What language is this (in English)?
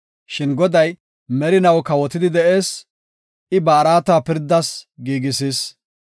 Gofa